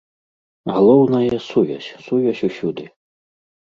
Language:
Belarusian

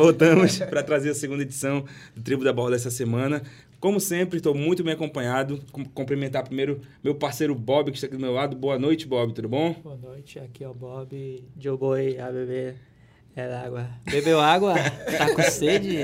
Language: Portuguese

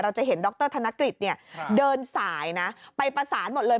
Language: Thai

